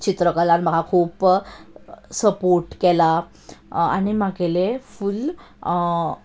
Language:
Konkani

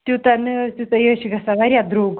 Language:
Kashmiri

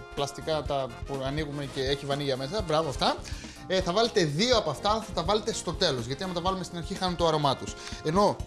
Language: Greek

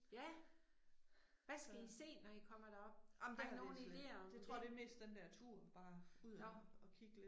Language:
Danish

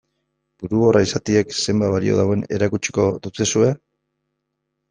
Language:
Basque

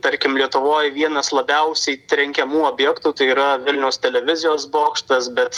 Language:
Lithuanian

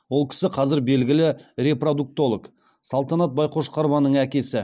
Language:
Kazakh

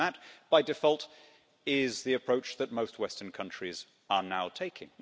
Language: English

